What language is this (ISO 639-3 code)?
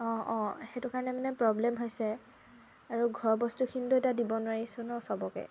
asm